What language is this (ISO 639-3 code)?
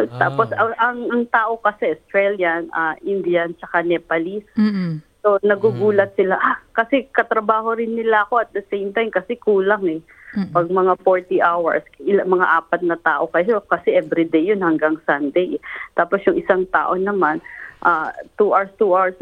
fil